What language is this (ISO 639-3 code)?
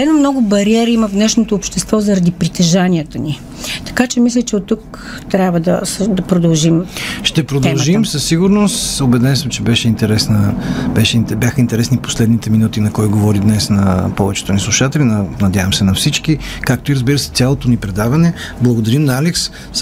bul